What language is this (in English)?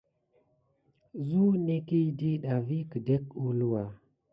Gidar